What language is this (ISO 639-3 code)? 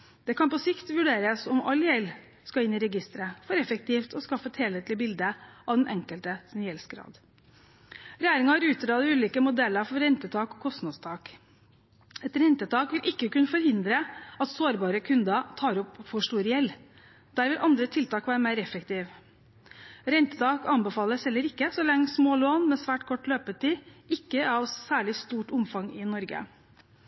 nob